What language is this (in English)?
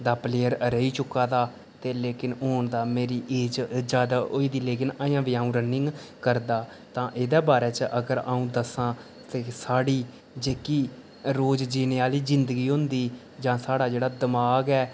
Dogri